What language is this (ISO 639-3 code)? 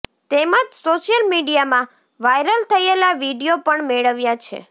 guj